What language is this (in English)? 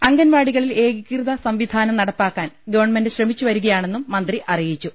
Malayalam